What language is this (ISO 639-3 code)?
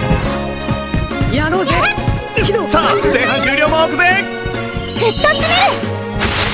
jpn